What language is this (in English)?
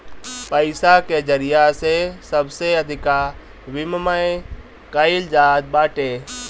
Bhojpuri